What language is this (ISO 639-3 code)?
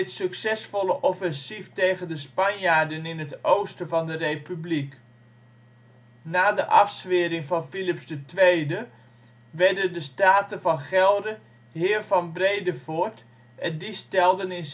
nld